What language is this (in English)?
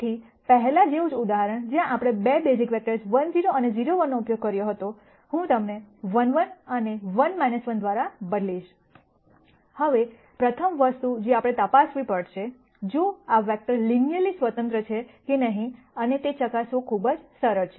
Gujarati